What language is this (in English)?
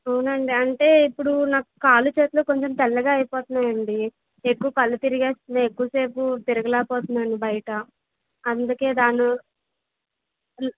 Telugu